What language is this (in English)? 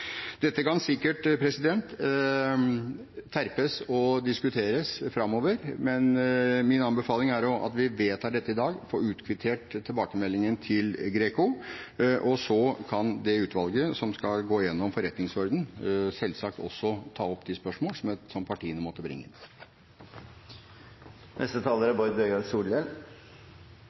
Norwegian